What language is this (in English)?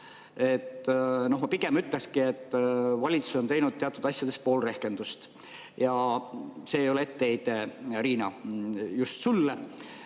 Estonian